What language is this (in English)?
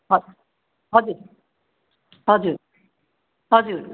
Nepali